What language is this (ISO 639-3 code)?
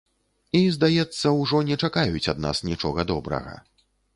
bel